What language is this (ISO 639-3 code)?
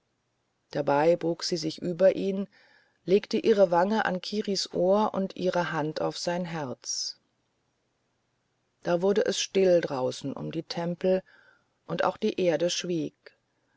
deu